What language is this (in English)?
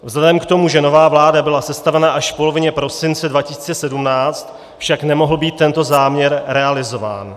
Czech